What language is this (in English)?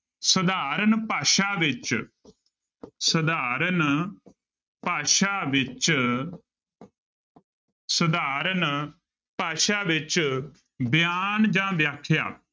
Punjabi